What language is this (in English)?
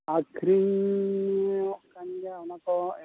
Santali